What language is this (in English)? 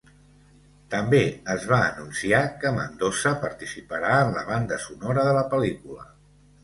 Catalan